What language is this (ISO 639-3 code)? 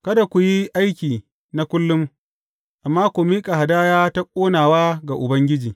hau